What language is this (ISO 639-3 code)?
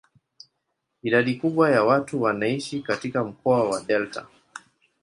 swa